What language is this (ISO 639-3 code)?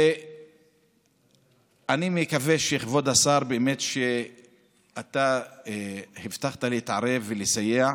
heb